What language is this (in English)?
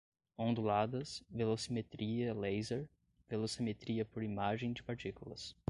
Portuguese